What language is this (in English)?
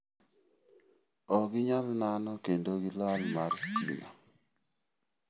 Luo (Kenya and Tanzania)